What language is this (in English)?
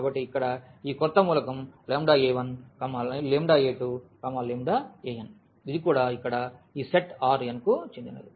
Telugu